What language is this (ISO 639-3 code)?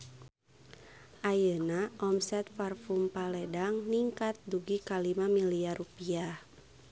sun